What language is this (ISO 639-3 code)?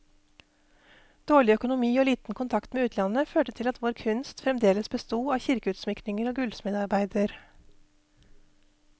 nor